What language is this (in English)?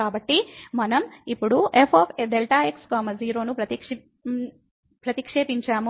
Telugu